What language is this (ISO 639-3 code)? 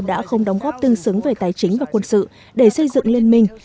vie